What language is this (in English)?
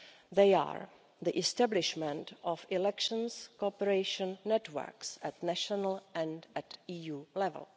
English